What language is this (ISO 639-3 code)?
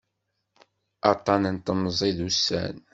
kab